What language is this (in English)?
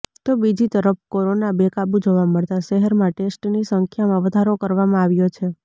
Gujarati